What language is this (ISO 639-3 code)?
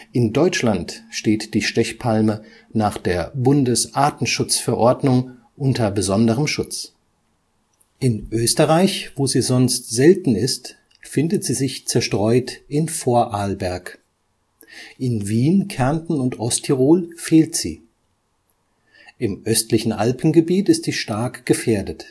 deu